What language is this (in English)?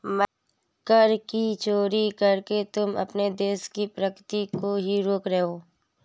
Hindi